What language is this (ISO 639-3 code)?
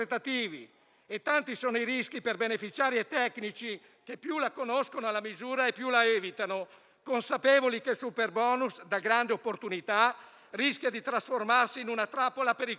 ita